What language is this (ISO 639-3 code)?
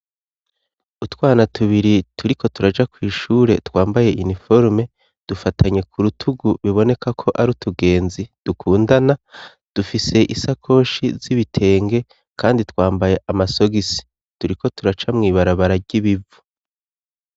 run